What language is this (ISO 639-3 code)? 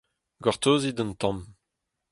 bre